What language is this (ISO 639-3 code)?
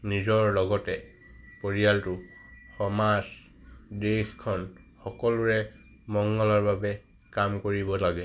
asm